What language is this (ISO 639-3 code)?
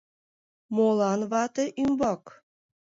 chm